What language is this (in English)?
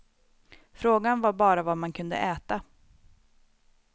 Swedish